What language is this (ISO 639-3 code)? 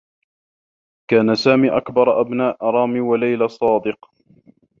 ara